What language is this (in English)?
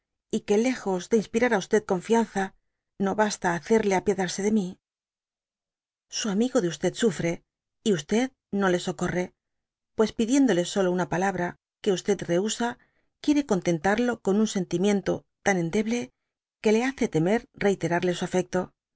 Spanish